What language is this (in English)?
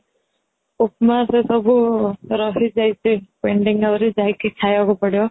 Odia